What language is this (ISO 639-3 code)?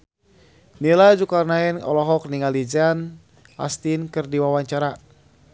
sun